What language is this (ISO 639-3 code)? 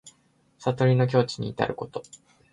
jpn